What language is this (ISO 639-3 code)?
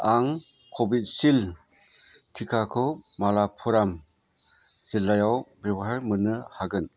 brx